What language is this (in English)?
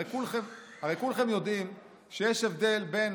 Hebrew